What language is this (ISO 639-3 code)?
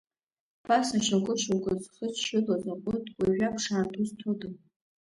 abk